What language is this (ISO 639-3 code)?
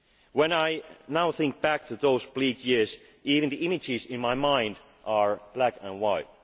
eng